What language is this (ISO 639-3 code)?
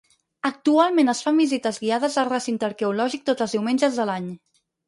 cat